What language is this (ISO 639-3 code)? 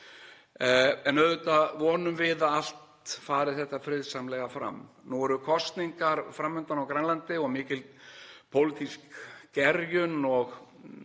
isl